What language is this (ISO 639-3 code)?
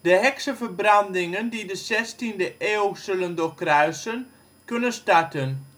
nld